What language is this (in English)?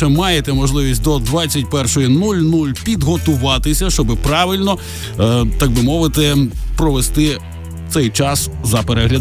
Ukrainian